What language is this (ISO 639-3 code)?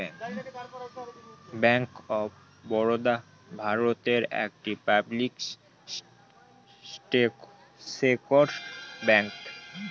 ben